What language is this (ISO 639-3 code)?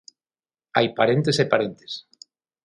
glg